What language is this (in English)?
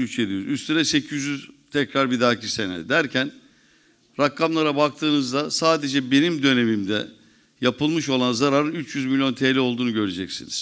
Turkish